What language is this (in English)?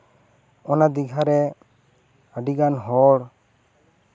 Santali